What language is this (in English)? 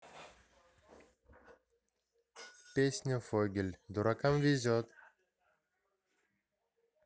Russian